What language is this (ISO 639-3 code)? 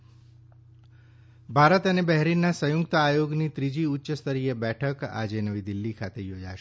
guj